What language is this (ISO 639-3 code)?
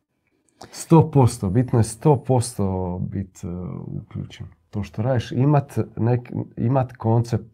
hrv